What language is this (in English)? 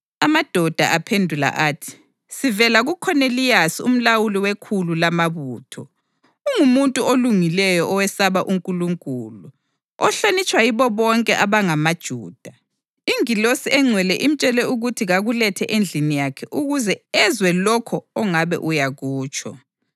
North Ndebele